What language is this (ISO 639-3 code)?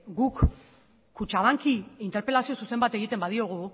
eus